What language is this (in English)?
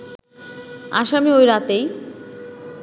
Bangla